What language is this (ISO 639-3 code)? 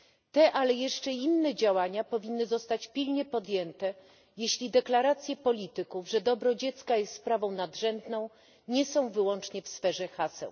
pol